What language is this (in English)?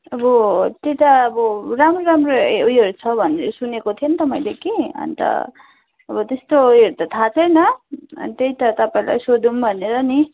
Nepali